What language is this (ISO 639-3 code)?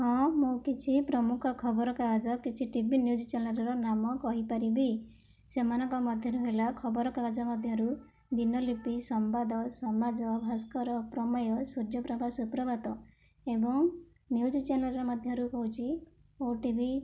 ori